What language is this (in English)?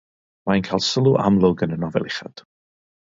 Welsh